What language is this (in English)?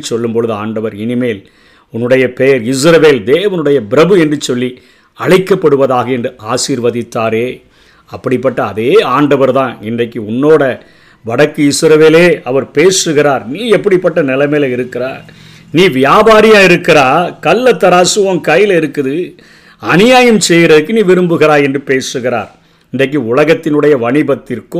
Tamil